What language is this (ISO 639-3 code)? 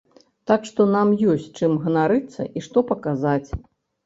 bel